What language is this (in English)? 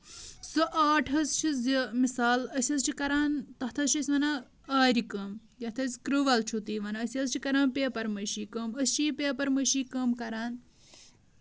Kashmiri